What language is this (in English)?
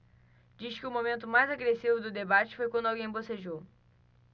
Portuguese